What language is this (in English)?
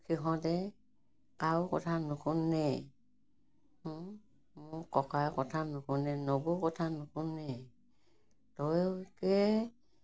Assamese